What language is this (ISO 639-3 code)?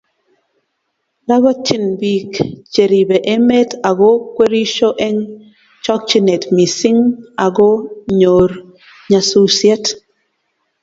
kln